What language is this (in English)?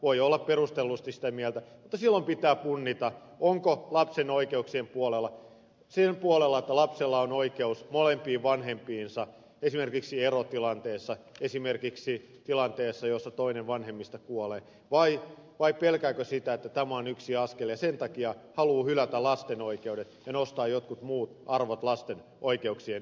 Finnish